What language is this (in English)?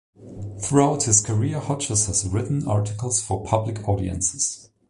English